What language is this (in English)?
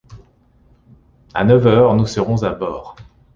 French